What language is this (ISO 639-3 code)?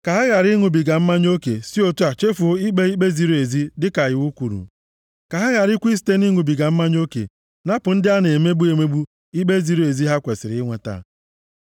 ibo